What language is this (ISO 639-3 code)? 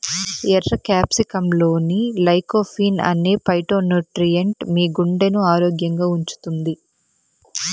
tel